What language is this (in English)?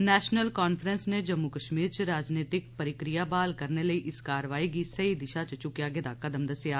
Dogri